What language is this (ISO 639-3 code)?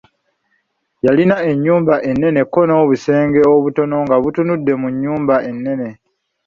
lug